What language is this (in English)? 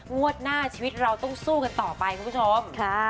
Thai